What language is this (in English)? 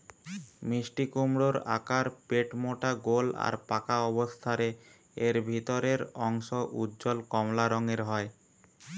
Bangla